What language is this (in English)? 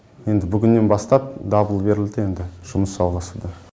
Kazakh